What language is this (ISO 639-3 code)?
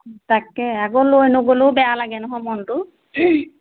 asm